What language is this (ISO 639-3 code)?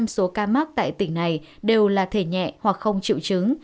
vie